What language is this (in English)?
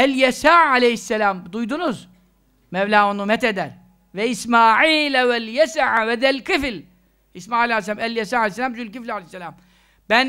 Turkish